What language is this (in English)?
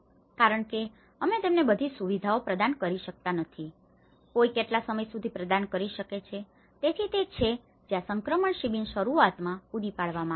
Gujarati